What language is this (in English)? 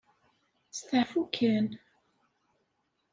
Kabyle